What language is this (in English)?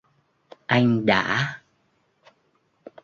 Vietnamese